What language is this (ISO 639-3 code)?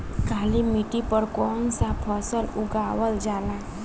bho